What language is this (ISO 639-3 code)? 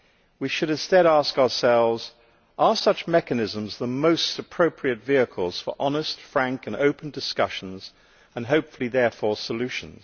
eng